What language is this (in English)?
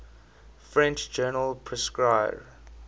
English